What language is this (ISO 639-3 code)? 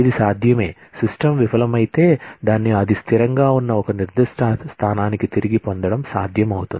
tel